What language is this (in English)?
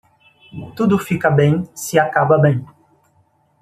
Portuguese